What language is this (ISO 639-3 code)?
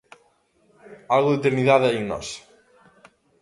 glg